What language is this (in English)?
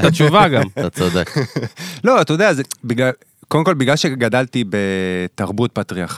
Hebrew